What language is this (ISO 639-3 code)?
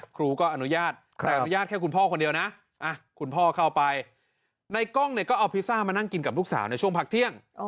tha